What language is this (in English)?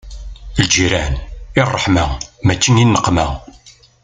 Kabyle